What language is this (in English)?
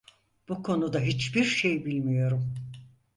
Turkish